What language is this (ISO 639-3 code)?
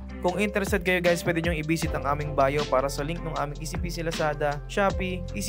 fil